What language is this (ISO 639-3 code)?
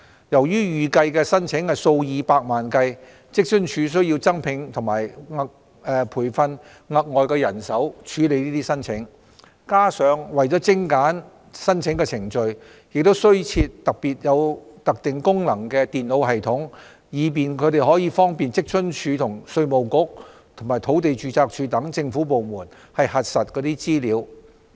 yue